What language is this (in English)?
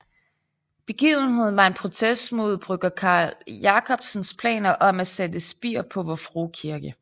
Danish